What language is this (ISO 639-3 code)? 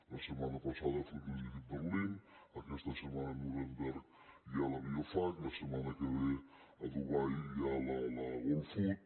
cat